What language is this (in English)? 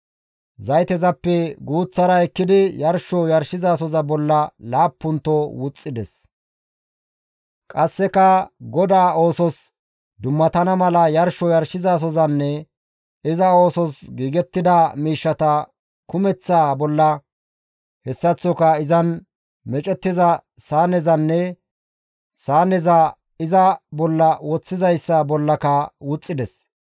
Gamo